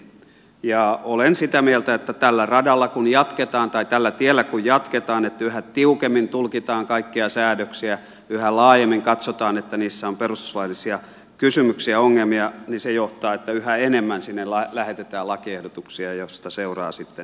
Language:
Finnish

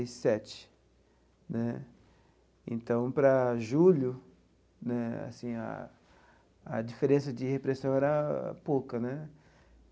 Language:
Portuguese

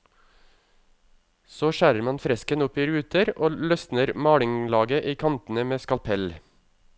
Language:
Norwegian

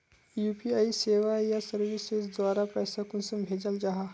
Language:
Magahi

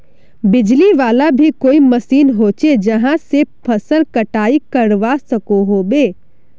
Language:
Magahi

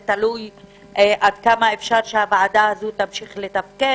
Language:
Hebrew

